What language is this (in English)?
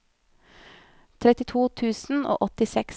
Norwegian